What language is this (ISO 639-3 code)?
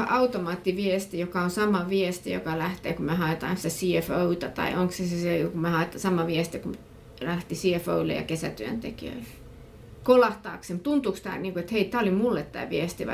fin